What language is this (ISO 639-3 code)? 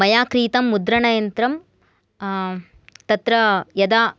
san